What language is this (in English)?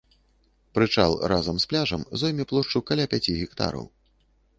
Belarusian